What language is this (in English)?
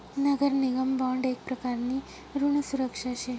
Marathi